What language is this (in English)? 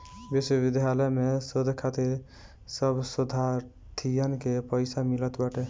Bhojpuri